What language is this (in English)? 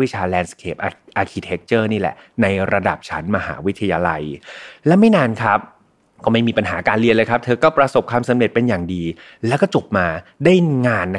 Thai